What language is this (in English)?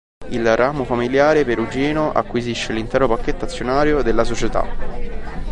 Italian